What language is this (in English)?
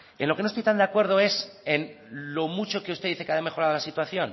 Spanish